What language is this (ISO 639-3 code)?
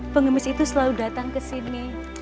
ind